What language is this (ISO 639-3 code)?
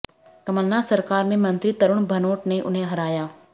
hin